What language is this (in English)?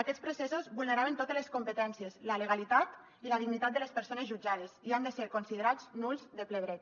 Catalan